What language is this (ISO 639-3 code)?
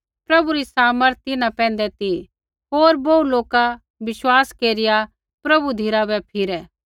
kfx